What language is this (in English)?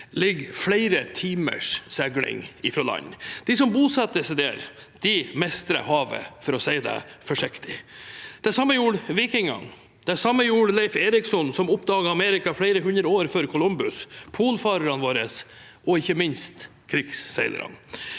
Norwegian